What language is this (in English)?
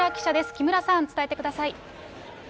Japanese